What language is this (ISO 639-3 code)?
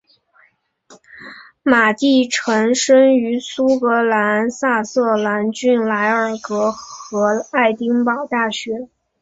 zho